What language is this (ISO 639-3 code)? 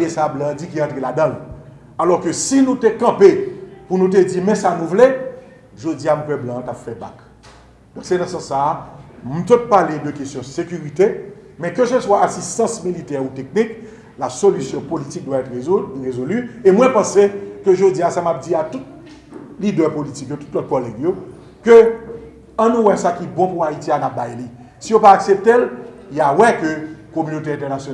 fra